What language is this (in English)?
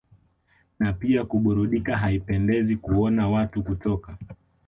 Swahili